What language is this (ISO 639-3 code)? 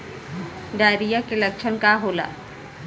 bho